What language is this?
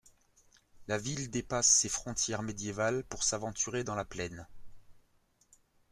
French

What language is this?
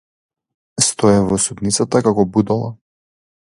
Macedonian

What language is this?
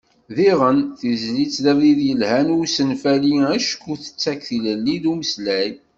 Kabyle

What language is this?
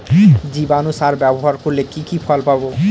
Bangla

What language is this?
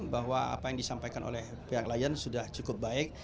Indonesian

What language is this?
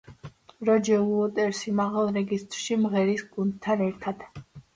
Georgian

